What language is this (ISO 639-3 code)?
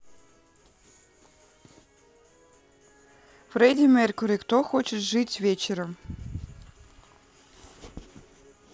rus